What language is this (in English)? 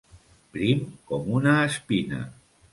Catalan